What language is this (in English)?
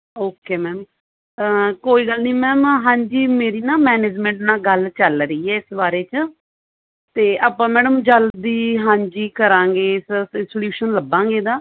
Punjabi